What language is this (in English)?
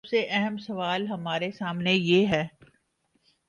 Urdu